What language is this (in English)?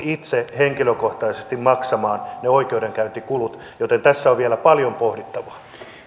Finnish